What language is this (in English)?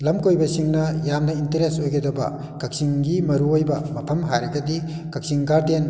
Manipuri